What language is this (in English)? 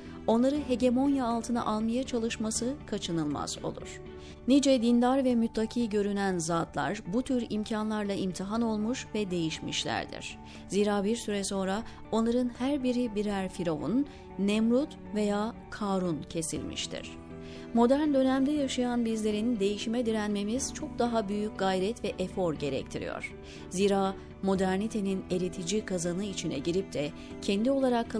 Turkish